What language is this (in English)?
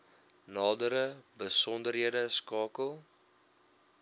Afrikaans